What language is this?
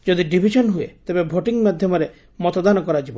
Odia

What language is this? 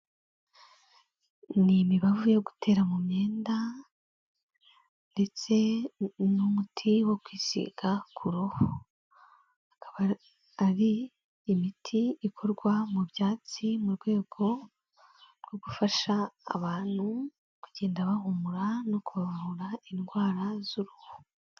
Kinyarwanda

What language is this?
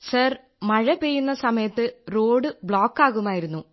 Malayalam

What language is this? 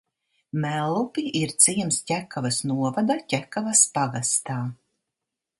Latvian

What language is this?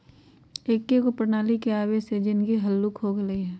Magahi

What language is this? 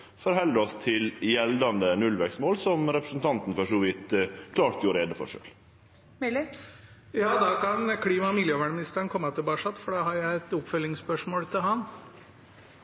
Norwegian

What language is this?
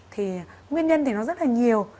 Vietnamese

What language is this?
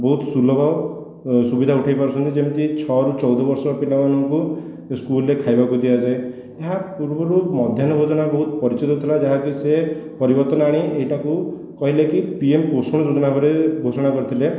Odia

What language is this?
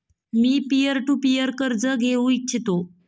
Marathi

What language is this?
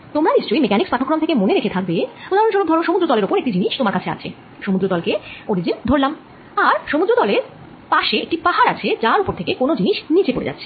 Bangla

